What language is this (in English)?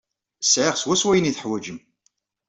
Kabyle